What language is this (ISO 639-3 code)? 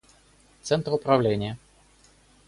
rus